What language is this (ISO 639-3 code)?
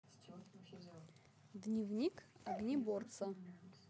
rus